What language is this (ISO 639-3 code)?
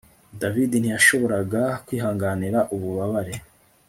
kin